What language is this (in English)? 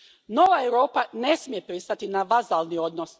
Croatian